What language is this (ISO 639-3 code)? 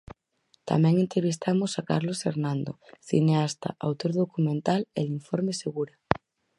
glg